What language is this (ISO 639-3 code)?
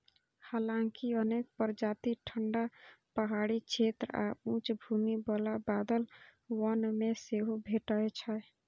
mai